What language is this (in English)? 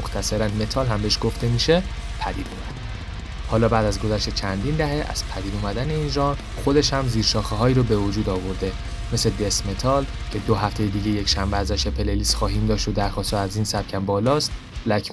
Persian